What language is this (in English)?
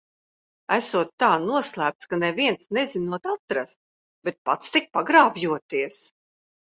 Latvian